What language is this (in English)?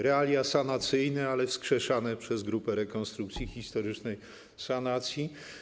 Polish